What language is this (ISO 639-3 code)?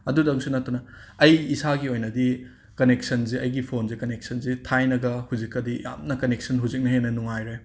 mni